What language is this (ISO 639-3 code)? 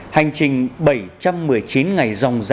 vie